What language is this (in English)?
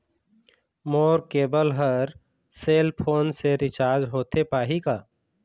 Chhattisgarhi